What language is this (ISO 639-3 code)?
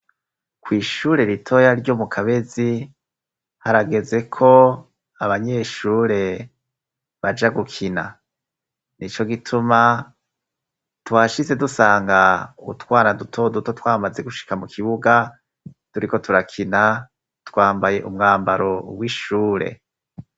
run